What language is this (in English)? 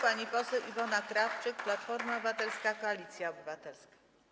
Polish